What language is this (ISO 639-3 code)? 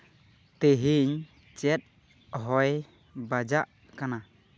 sat